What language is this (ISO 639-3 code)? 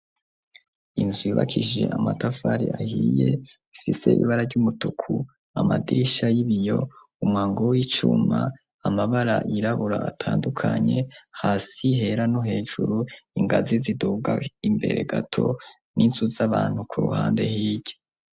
run